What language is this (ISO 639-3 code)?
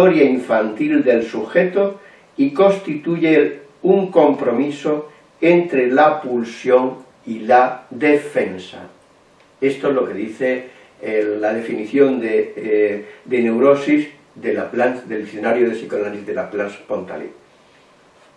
spa